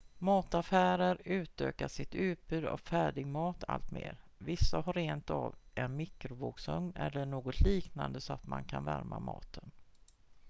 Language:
Swedish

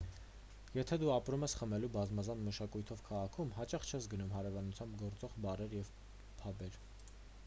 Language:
Armenian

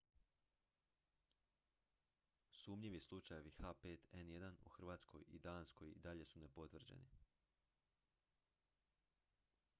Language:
Croatian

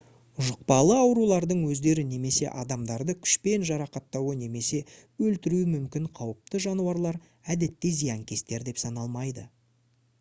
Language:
Kazakh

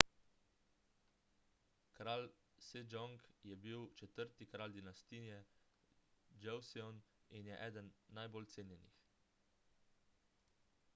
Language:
Slovenian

